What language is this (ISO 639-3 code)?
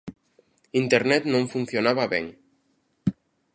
glg